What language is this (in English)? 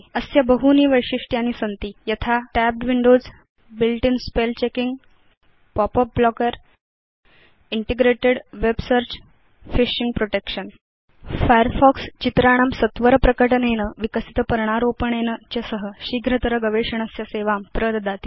Sanskrit